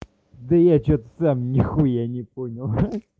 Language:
Russian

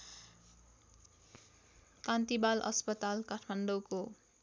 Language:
Nepali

